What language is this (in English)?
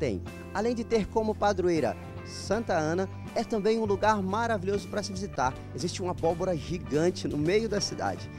Portuguese